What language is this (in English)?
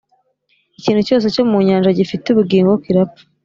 Kinyarwanda